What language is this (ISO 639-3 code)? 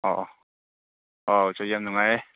mni